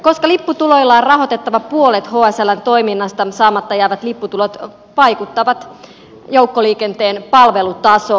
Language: Finnish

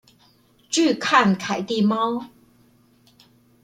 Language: Chinese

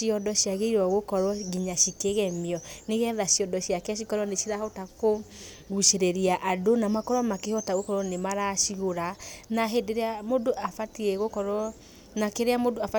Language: Kikuyu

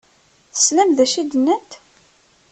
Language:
Kabyle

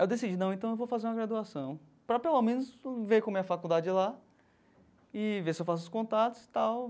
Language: Portuguese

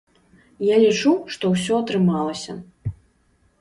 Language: Belarusian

